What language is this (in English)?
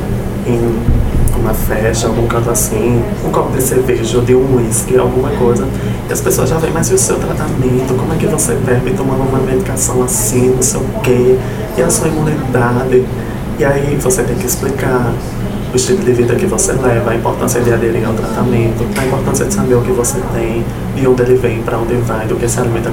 Portuguese